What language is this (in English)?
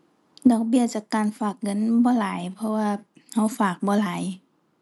Thai